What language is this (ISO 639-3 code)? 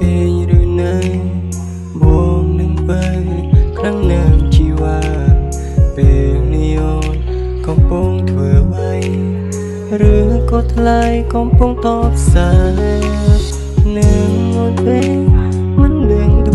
vie